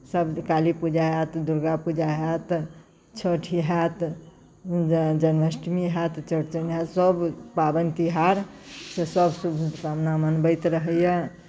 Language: Maithili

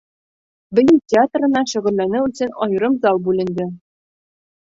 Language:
Bashkir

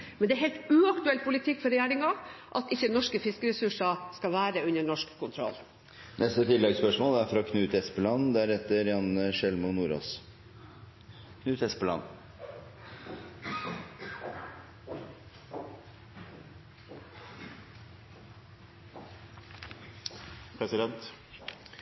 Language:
Norwegian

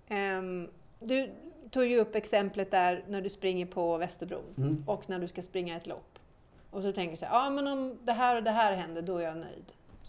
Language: Swedish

